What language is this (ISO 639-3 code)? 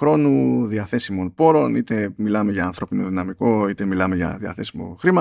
ell